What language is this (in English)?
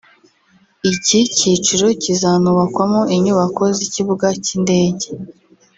Kinyarwanda